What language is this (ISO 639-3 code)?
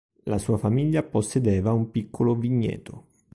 ita